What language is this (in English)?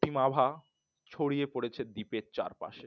Bangla